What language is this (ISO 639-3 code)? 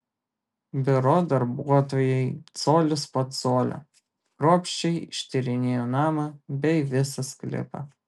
lit